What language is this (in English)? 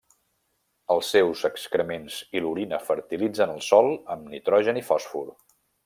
Catalan